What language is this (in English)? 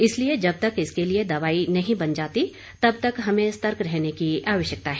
Hindi